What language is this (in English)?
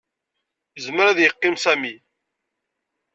Kabyle